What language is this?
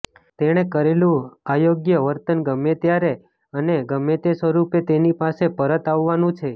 Gujarati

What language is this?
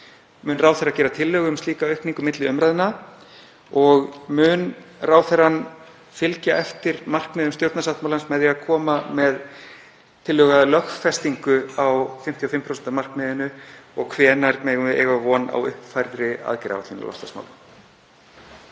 Icelandic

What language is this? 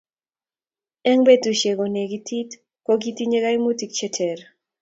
Kalenjin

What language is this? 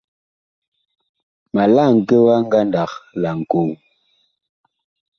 Bakoko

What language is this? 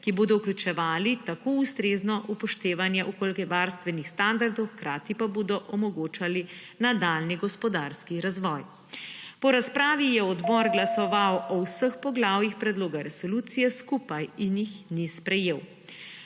Slovenian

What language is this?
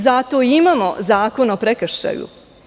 Serbian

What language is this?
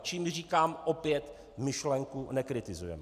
Czech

